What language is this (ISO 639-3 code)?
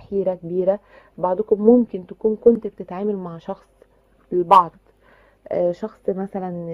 ara